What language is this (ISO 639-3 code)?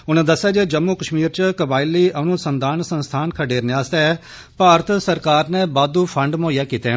doi